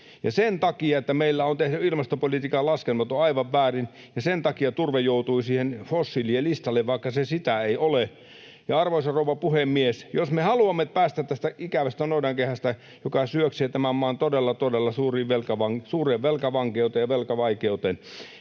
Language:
Finnish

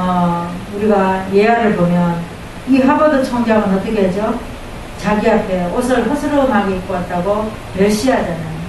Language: Korean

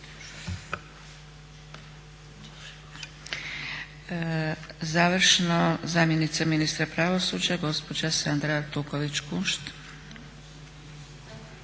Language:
Croatian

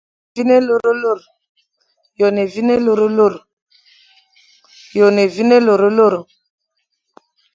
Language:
Fang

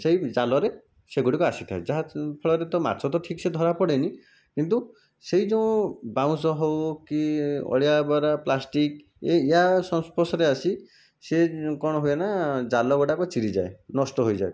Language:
Odia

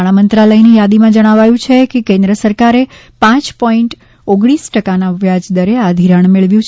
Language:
Gujarati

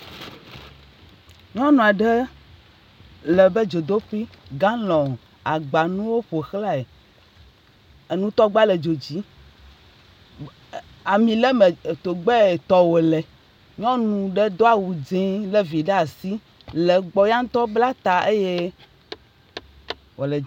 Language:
Ewe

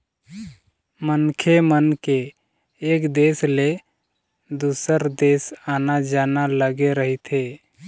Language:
Chhattisgarhi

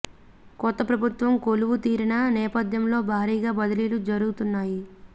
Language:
Telugu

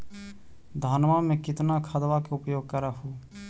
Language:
Magahi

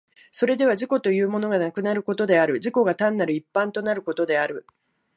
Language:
Japanese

